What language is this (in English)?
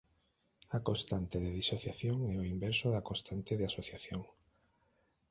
Galician